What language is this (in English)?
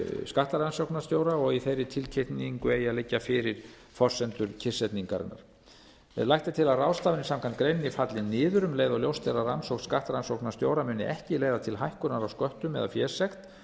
Icelandic